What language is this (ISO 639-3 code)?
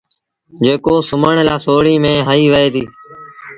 sbn